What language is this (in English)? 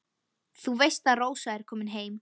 Icelandic